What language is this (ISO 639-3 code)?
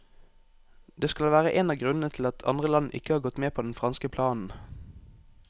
nor